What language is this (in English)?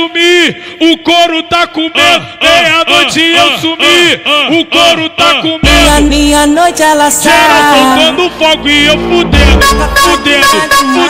Portuguese